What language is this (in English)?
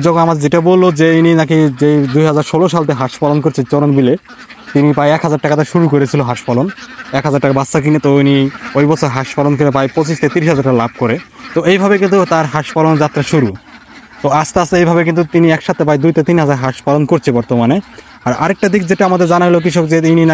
Bangla